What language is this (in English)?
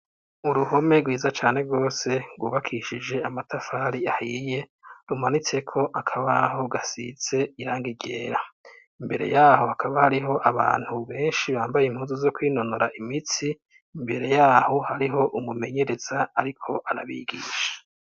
Rundi